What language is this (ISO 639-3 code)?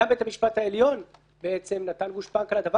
heb